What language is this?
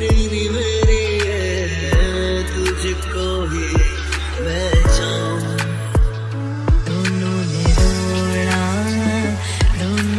Arabic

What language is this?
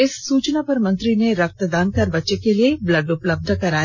Hindi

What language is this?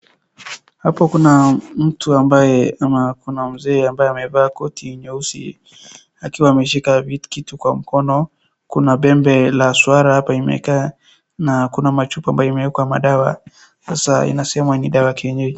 Swahili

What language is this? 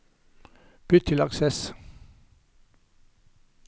Norwegian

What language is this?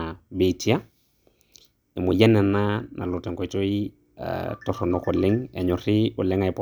Masai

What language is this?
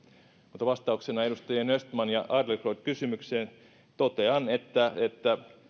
Finnish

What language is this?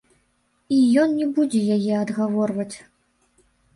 Belarusian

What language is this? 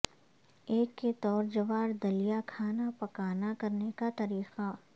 Urdu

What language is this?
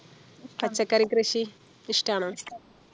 Malayalam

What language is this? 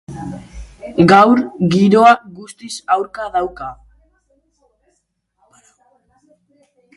Basque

